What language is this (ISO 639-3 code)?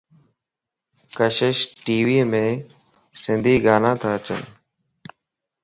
lss